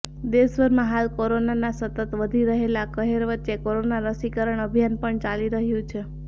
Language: Gujarati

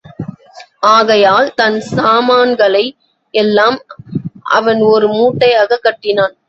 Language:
Tamil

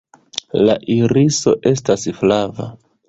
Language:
Esperanto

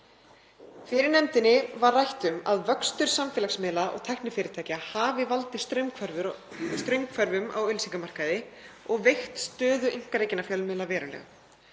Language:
Icelandic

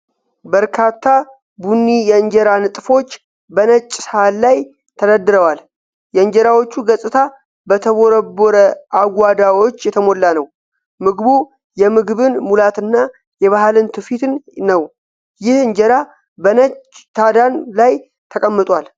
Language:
Amharic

